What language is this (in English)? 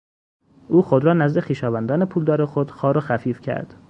Persian